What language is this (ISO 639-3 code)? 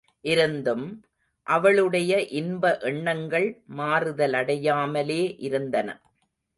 tam